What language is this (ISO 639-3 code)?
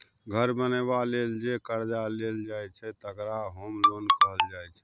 mai